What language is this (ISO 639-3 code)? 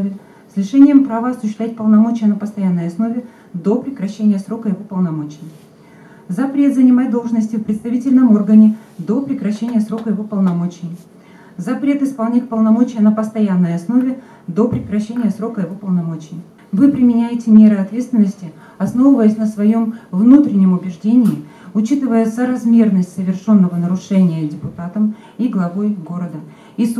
rus